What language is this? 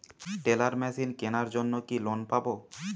Bangla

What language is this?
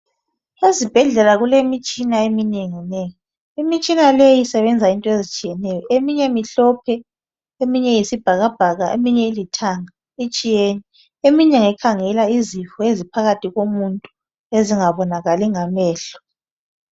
North Ndebele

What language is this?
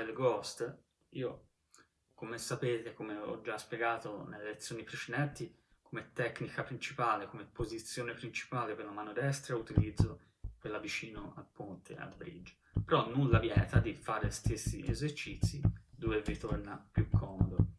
Italian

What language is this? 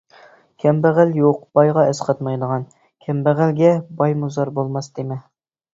Uyghur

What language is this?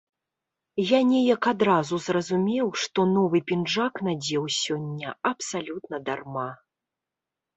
Belarusian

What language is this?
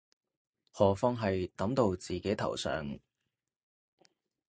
Cantonese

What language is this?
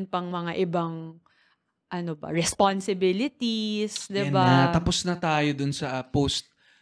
Filipino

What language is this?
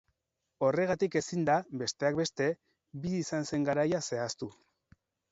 Basque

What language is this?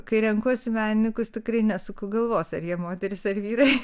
Lithuanian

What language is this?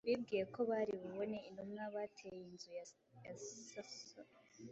Kinyarwanda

